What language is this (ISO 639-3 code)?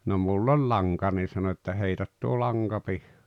fin